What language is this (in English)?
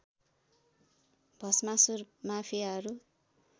Nepali